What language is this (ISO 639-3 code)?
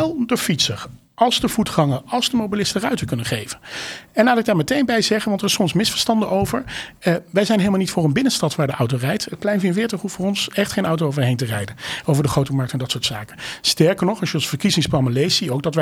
nld